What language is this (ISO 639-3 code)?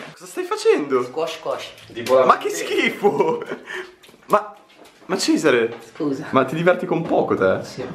ita